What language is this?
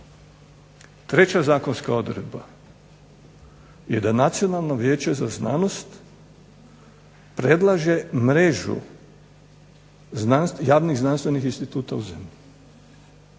Croatian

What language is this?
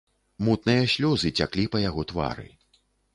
Belarusian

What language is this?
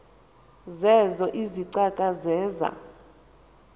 Xhosa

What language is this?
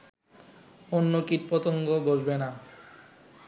Bangla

